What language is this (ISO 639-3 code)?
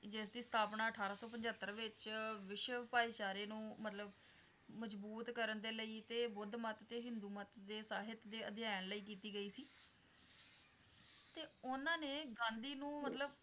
pan